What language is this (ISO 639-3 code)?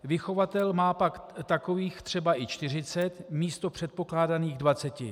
ces